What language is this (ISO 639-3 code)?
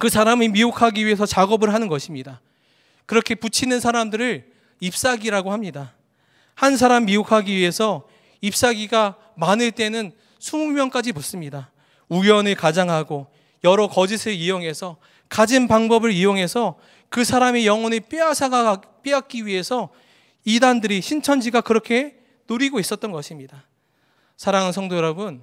kor